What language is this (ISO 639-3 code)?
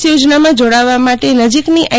guj